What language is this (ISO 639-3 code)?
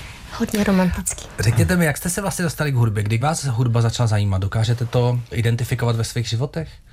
ces